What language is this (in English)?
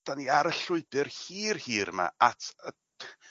Welsh